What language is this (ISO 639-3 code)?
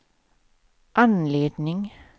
swe